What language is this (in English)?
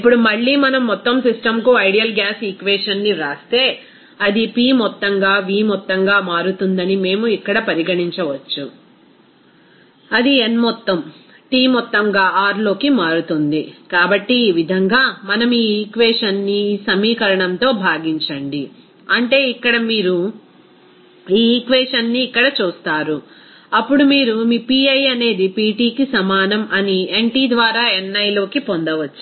Telugu